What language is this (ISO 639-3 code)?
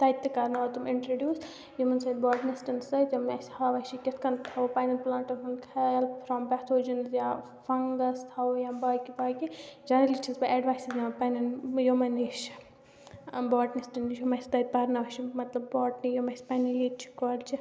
kas